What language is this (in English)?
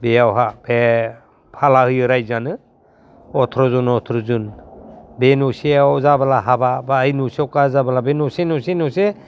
Bodo